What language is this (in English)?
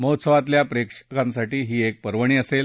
Marathi